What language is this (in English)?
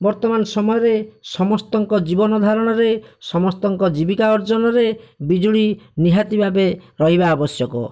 Odia